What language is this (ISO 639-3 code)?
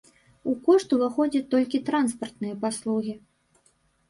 bel